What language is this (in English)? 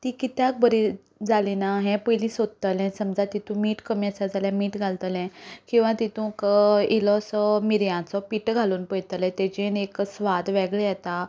Konkani